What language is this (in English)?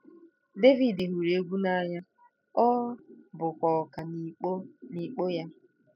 Igbo